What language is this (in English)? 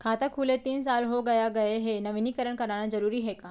Chhattisgarhi